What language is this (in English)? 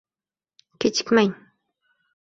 Uzbek